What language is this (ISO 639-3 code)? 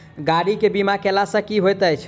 mai